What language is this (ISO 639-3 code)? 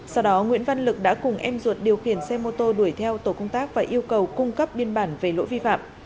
vie